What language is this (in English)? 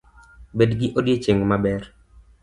Luo (Kenya and Tanzania)